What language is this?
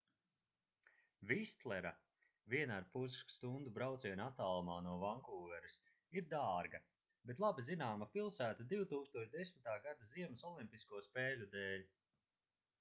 Latvian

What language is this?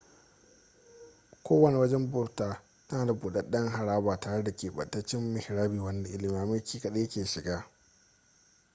Hausa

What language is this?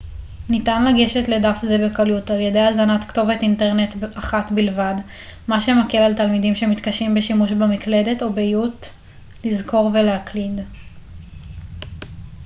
Hebrew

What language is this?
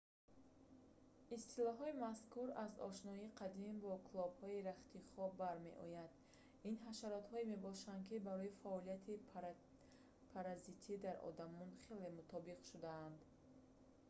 Tajik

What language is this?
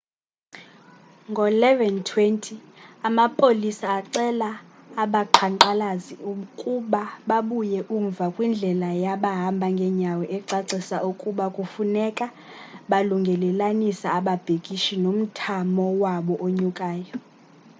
Xhosa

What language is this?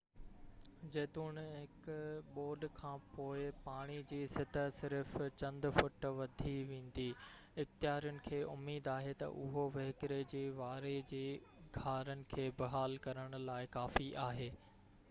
Sindhi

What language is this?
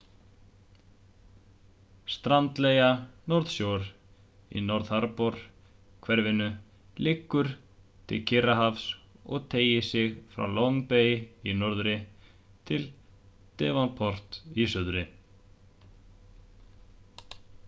Icelandic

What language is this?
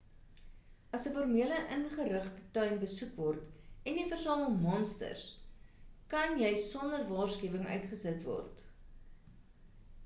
Afrikaans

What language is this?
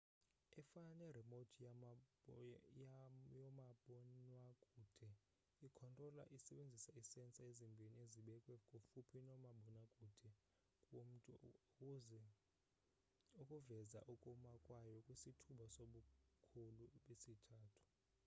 Xhosa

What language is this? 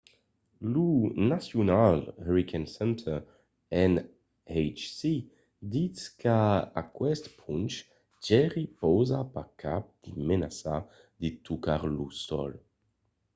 Occitan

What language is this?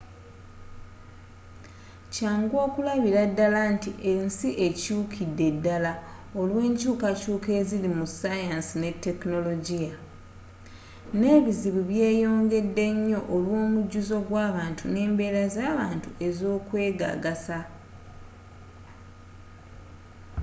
Ganda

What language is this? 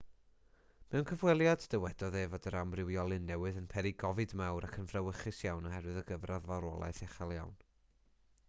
Welsh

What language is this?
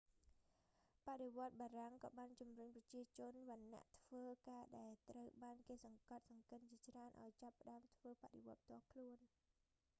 Khmer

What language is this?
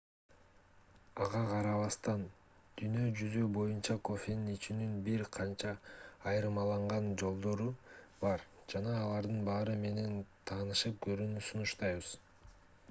Kyrgyz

